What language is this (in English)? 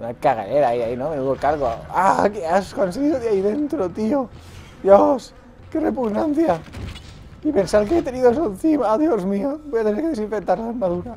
Spanish